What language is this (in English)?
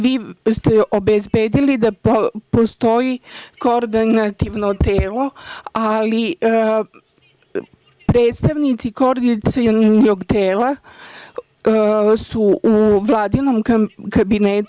Serbian